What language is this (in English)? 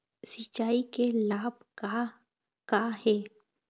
Chhattisgarhi